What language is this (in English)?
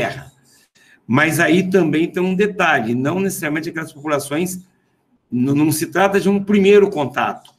Portuguese